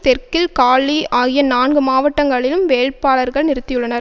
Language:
Tamil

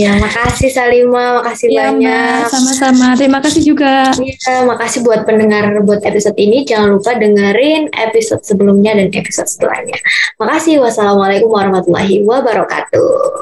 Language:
Indonesian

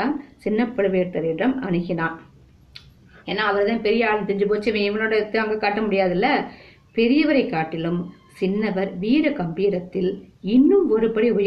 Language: Tamil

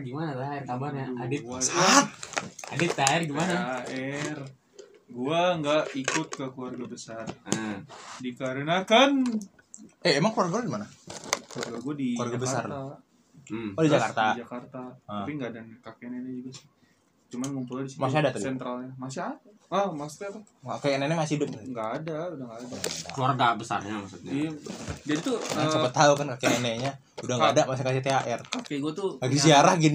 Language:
Indonesian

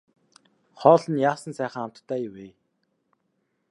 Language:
Mongolian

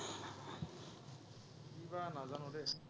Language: Assamese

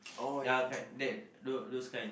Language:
English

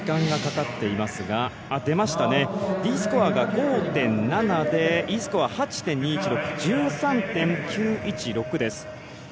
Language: Japanese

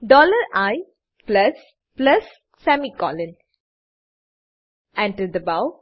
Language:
Gujarati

